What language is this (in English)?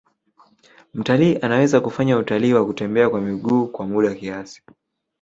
Swahili